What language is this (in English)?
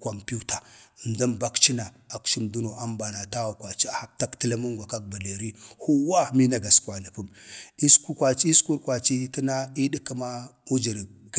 Bade